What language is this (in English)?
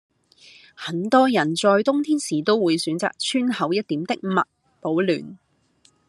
Cantonese